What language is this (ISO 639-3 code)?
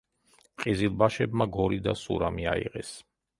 kat